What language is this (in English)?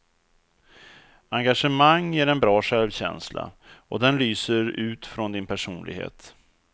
Swedish